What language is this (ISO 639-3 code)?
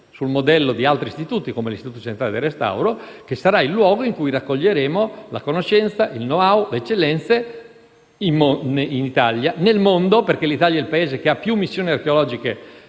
ita